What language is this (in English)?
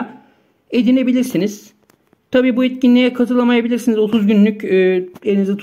Turkish